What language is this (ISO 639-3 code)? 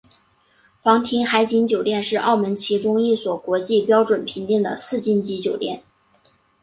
zho